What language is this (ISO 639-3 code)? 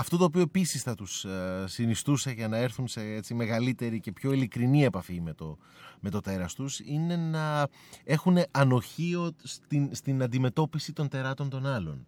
ell